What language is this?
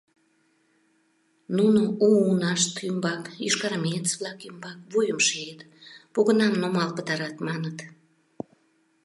Mari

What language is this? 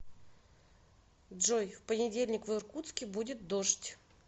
Russian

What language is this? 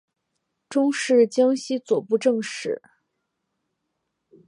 Chinese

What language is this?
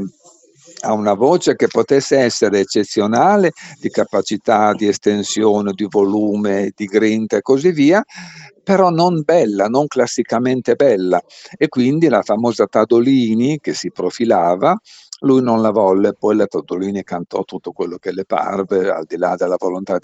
Italian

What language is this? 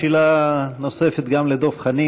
Hebrew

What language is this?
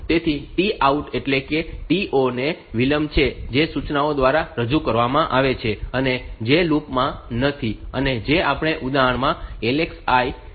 Gujarati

